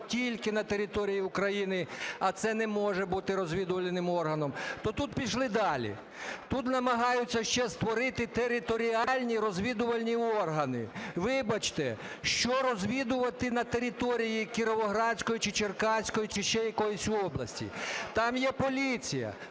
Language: Ukrainian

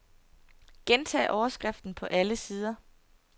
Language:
Danish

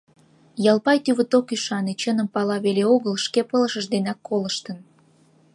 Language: Mari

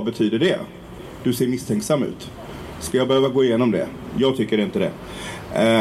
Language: Swedish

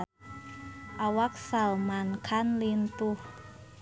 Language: Sundanese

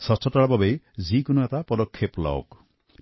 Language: Assamese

